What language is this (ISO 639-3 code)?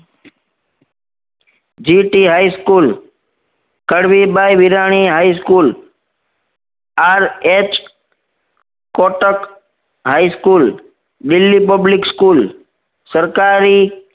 guj